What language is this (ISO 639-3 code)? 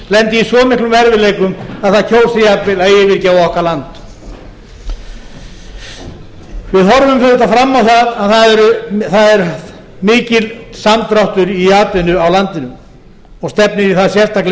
isl